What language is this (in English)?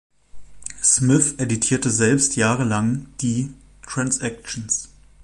German